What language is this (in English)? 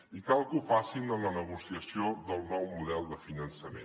Catalan